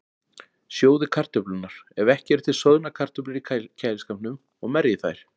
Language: Icelandic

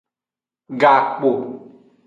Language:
Aja (Benin)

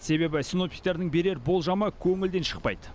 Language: Kazakh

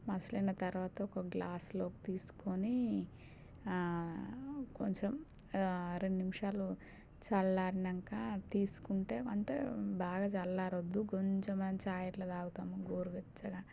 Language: Telugu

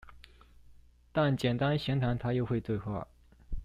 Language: Chinese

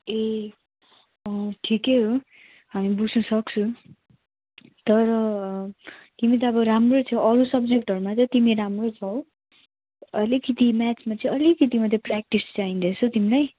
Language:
Nepali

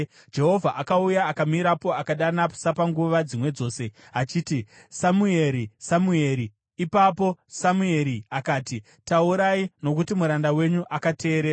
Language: Shona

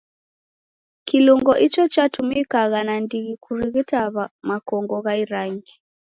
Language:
Taita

